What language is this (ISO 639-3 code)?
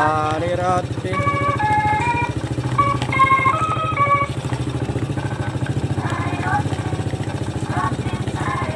ind